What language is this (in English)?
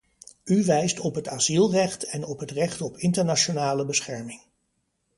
Dutch